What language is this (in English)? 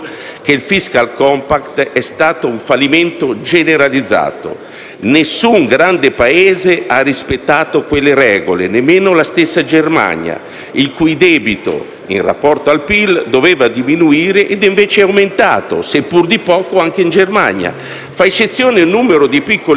Italian